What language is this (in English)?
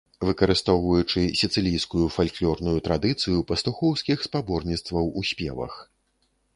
Belarusian